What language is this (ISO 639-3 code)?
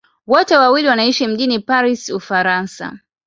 swa